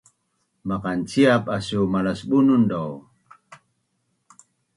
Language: Bunun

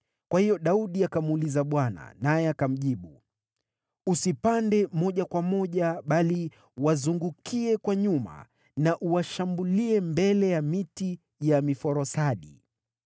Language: Swahili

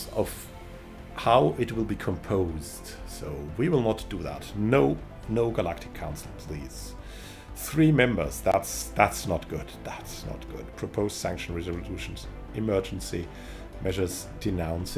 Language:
English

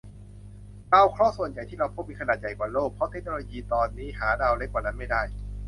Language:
Thai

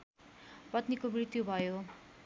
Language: Nepali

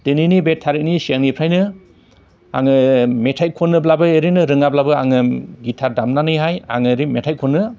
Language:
Bodo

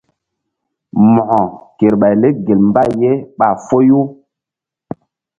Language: Mbum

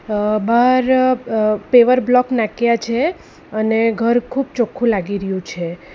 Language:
Gujarati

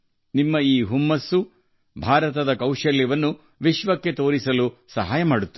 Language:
Kannada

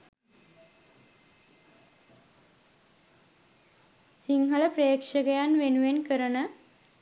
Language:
Sinhala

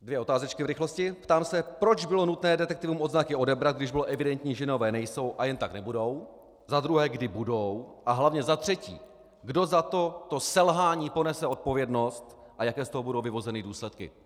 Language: Czech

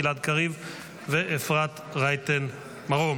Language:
Hebrew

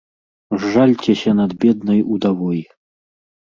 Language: Belarusian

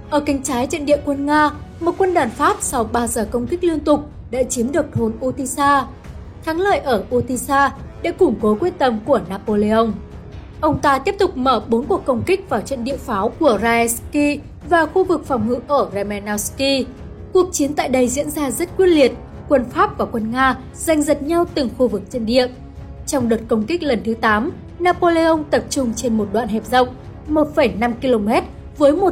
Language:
Vietnamese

